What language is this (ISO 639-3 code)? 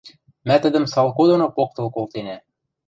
mrj